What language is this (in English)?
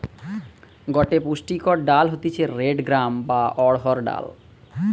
Bangla